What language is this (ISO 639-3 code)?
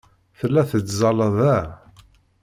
kab